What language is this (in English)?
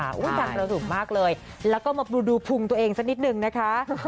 Thai